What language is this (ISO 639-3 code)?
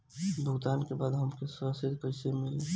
bho